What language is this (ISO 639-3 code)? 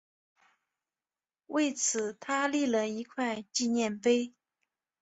zho